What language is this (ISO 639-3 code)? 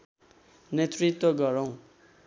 nep